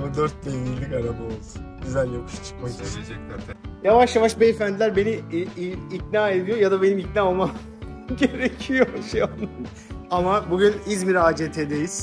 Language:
Turkish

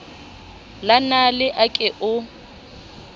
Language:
Southern Sotho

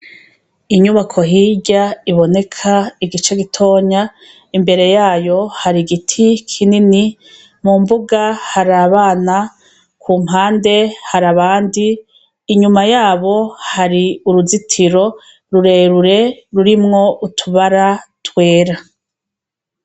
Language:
Rundi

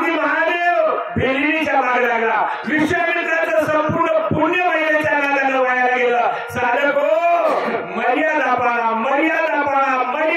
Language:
Arabic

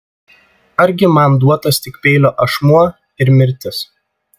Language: Lithuanian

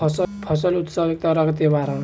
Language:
Bhojpuri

